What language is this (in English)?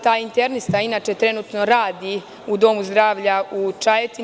Serbian